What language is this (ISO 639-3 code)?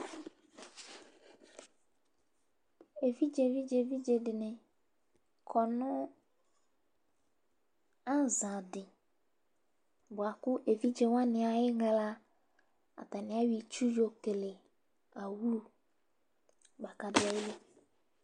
kpo